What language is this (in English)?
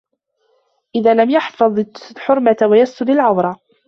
Arabic